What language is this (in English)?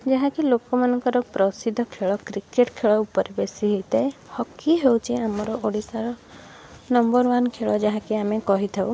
Odia